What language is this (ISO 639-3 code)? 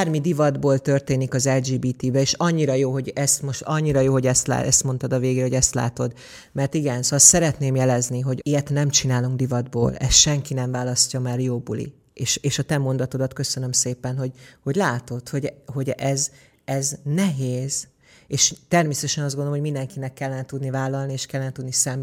hun